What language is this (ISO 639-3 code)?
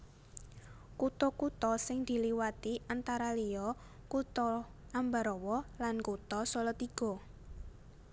jav